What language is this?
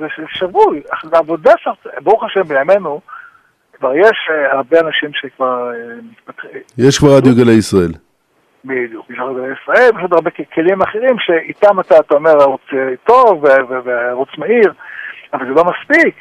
Hebrew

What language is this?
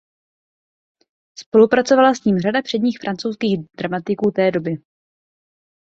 Czech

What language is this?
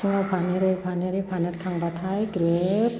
Bodo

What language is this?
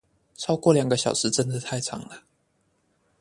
Chinese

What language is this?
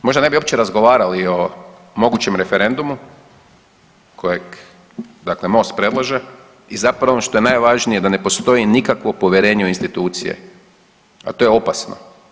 Croatian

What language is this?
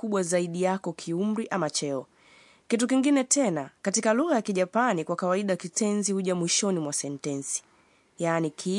Swahili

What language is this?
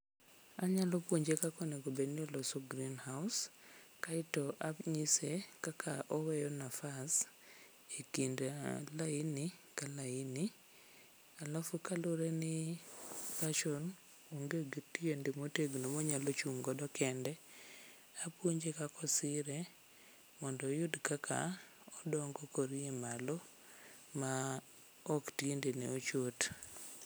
Luo (Kenya and Tanzania)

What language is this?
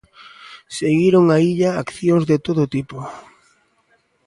Galician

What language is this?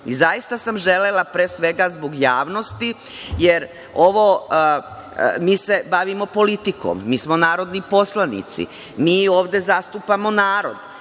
Serbian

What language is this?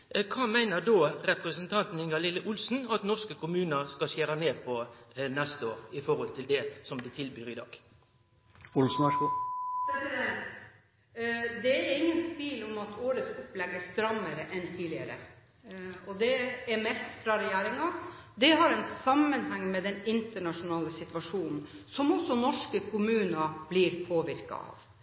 Norwegian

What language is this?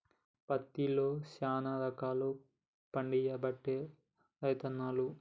Telugu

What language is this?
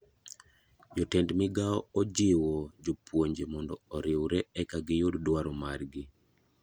Luo (Kenya and Tanzania)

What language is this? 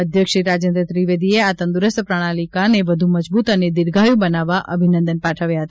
Gujarati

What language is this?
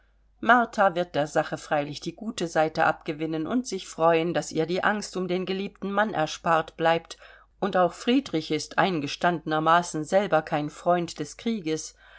German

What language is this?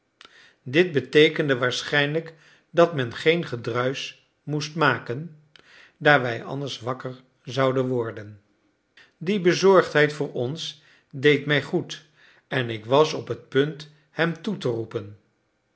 Dutch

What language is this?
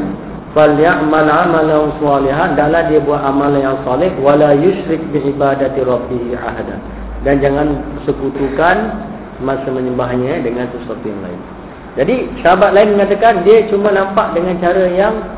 Malay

